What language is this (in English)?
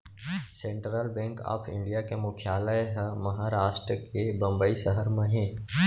Chhattisgarhi